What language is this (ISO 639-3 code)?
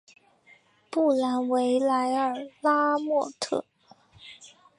zho